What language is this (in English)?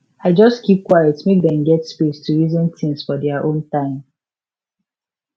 Nigerian Pidgin